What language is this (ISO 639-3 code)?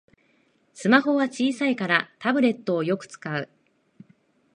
jpn